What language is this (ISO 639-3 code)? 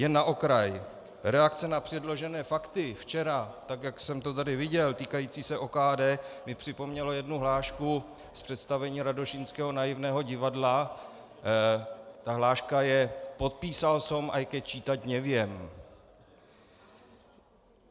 ces